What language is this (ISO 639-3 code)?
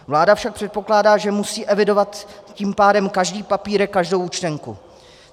ces